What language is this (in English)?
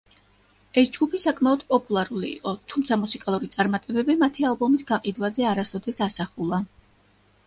Georgian